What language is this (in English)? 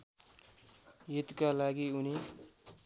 Nepali